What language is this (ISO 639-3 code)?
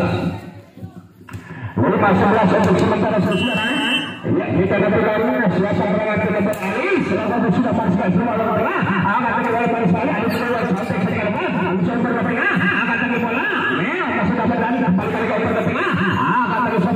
ind